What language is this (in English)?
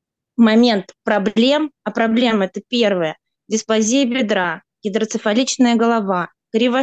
Russian